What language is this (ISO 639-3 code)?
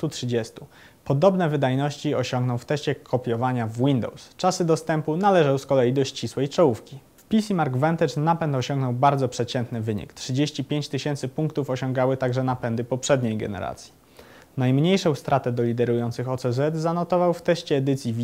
pol